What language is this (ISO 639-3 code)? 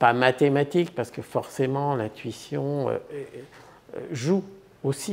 fra